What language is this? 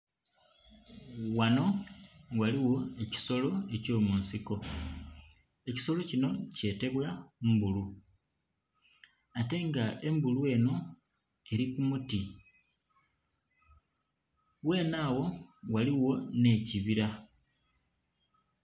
Soga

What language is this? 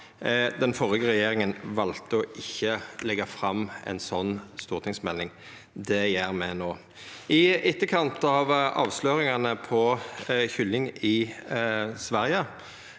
Norwegian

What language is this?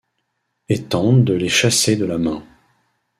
French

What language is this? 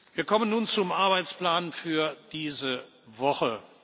German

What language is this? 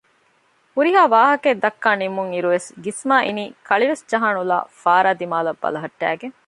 Divehi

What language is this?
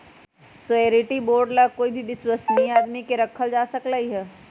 Magahi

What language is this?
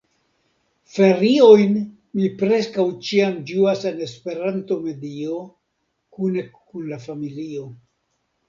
Esperanto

